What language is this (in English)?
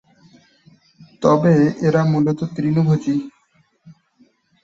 Bangla